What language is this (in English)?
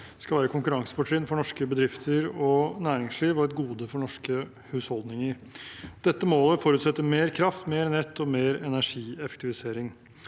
Norwegian